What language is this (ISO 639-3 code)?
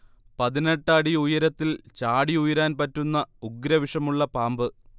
mal